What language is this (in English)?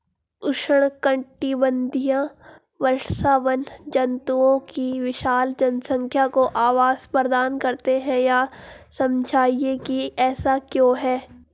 Hindi